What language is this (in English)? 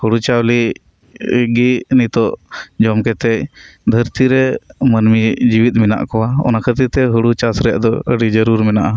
Santali